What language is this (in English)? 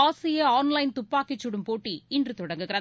Tamil